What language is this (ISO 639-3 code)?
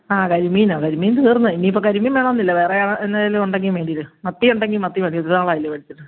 mal